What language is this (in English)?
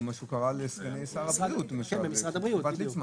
Hebrew